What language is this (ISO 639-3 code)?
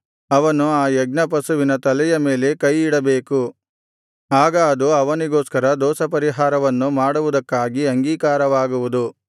kan